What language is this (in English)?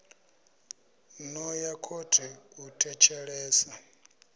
Venda